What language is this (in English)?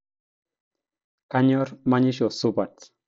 Masai